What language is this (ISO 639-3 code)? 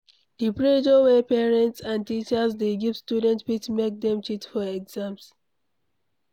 pcm